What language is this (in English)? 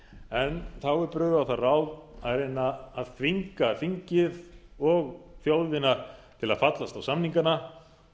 Icelandic